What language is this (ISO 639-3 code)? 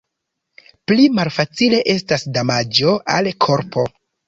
epo